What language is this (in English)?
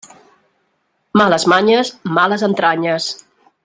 Catalan